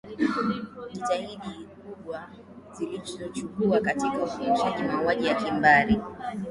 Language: Swahili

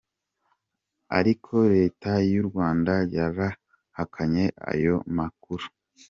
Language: Kinyarwanda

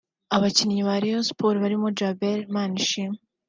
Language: Kinyarwanda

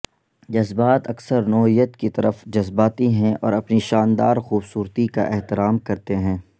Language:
Urdu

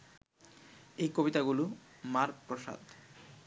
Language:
Bangla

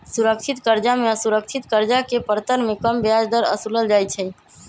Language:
Magahi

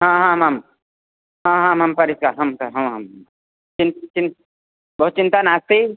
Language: Sanskrit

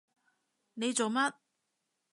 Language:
Cantonese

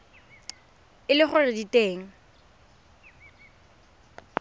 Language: Tswana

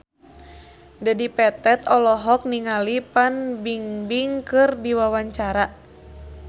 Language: Sundanese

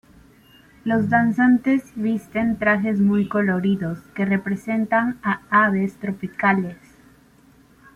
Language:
Spanish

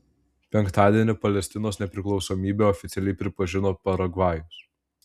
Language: Lithuanian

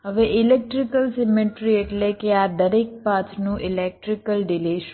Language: Gujarati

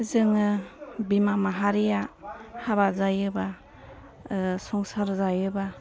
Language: Bodo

